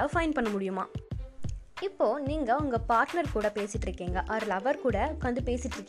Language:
Tamil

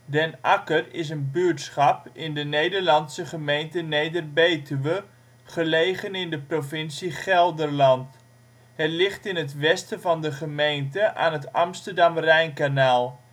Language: Dutch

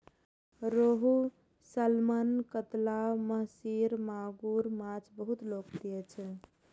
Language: Maithili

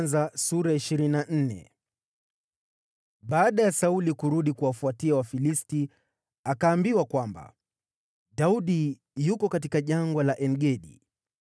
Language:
Swahili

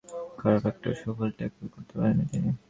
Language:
Bangla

